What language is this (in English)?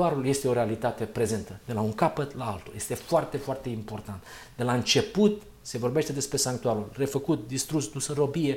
Romanian